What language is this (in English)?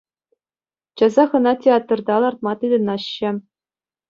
Chuvash